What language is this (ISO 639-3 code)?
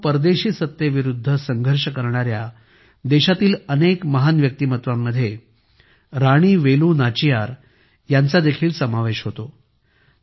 mar